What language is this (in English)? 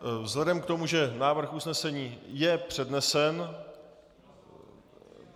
Czech